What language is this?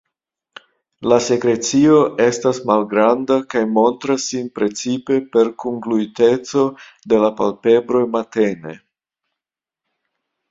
Esperanto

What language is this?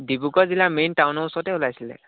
Assamese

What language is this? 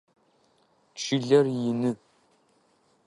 Adyghe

